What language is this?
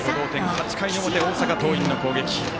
Japanese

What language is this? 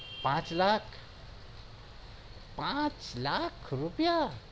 Gujarati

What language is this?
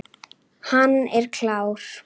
Icelandic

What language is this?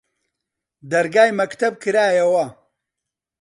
Central Kurdish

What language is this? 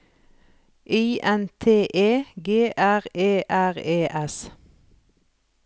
Norwegian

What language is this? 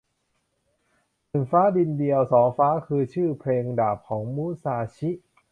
Thai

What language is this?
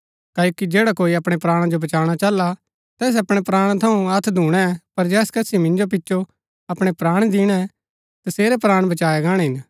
Gaddi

